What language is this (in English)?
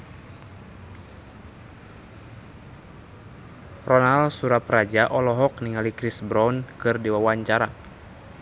Sundanese